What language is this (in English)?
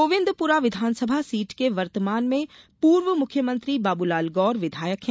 Hindi